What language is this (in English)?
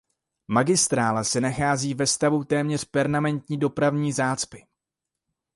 Czech